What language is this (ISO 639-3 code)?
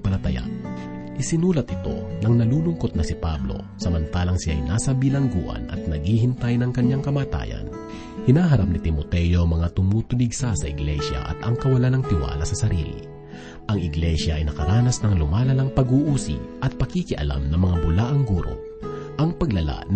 fil